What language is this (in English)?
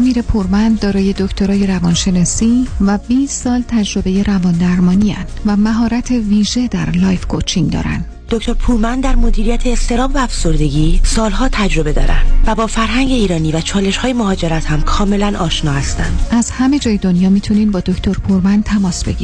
Persian